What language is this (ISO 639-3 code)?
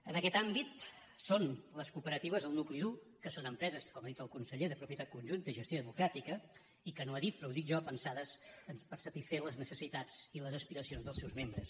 cat